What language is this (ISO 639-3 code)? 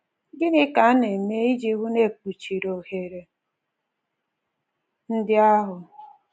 ibo